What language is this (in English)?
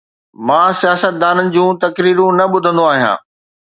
Sindhi